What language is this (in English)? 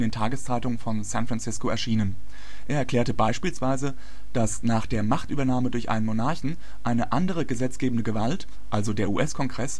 German